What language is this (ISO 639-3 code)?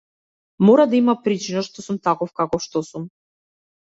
mkd